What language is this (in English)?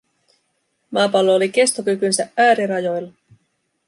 Finnish